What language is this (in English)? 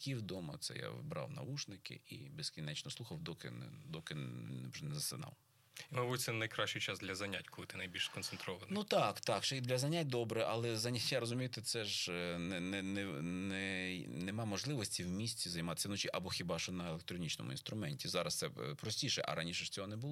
Ukrainian